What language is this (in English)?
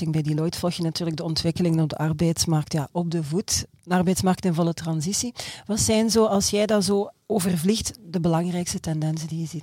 Dutch